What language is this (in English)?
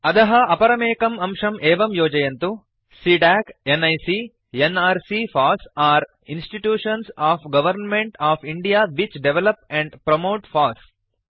Sanskrit